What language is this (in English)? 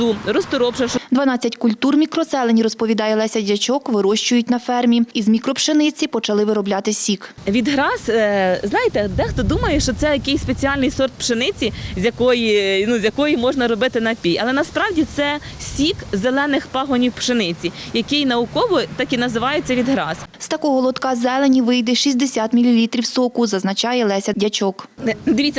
Ukrainian